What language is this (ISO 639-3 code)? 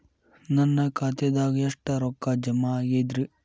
kan